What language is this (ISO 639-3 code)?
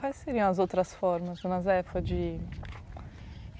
por